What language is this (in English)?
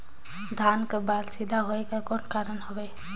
Chhattisgarhi